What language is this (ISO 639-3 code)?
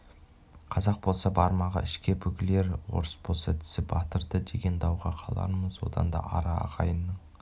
kaz